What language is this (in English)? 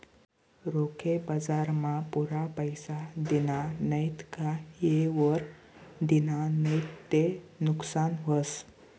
Marathi